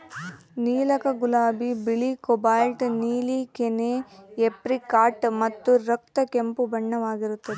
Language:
Kannada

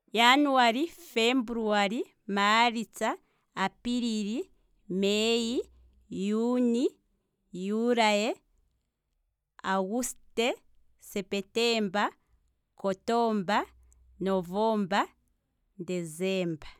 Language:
Kwambi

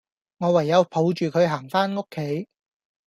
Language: Cantonese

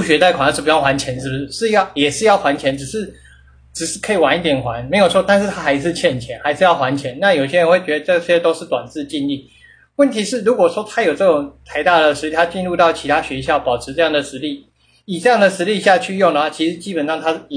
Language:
Chinese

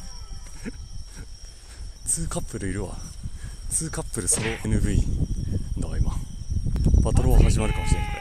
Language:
Japanese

